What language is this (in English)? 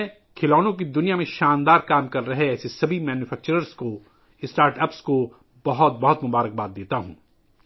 Urdu